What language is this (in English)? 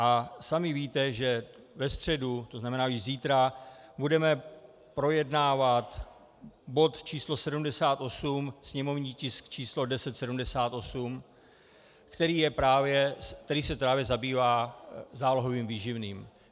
Czech